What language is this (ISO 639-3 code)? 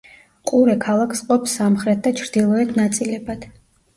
kat